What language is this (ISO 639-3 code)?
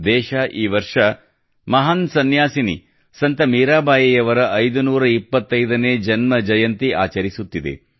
kan